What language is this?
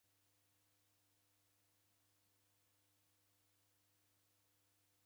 Taita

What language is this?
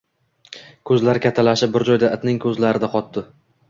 Uzbek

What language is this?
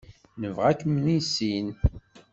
Kabyle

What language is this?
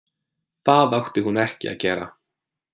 Icelandic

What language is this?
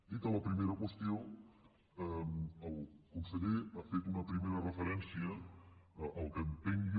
Catalan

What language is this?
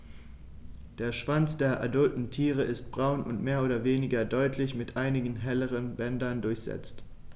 German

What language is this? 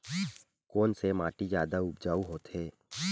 Chhattisgarhi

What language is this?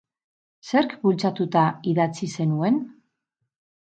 Basque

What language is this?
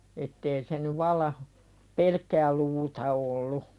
Finnish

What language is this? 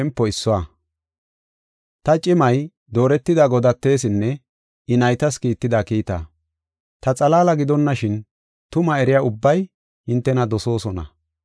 Gofa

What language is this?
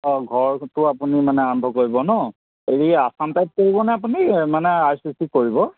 Assamese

